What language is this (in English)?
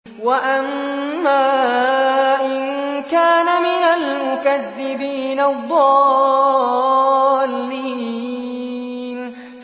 Arabic